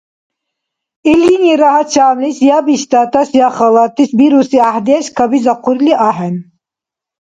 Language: Dargwa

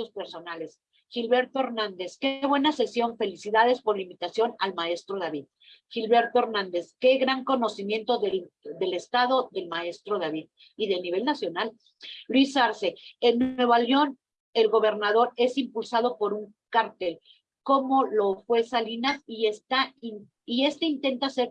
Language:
Spanish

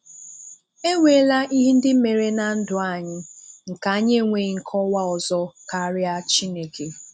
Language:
Igbo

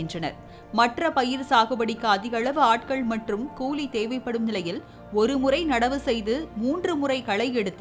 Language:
Japanese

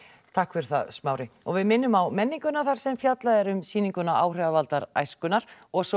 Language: Icelandic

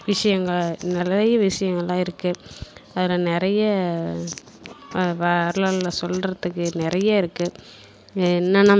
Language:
Tamil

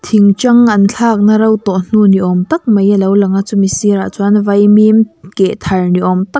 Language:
Mizo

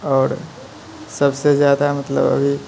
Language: Maithili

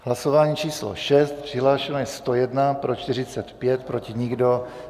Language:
Czech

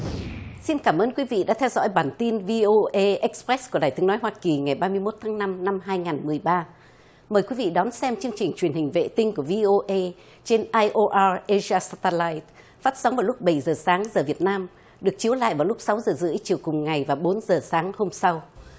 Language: Vietnamese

